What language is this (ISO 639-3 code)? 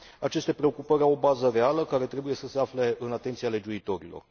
ron